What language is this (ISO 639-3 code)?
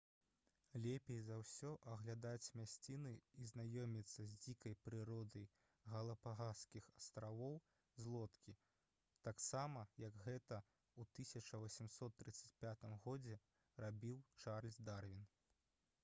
bel